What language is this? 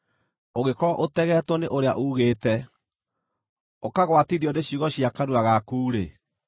Kikuyu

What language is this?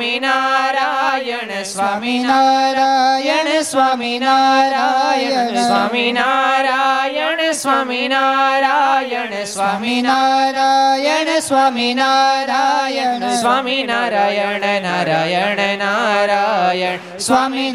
Gujarati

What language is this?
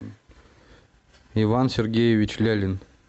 Russian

